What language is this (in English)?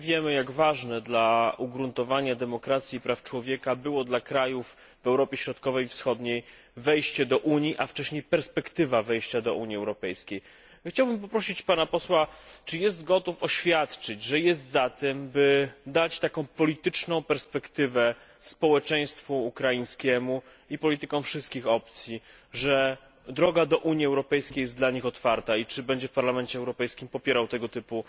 Polish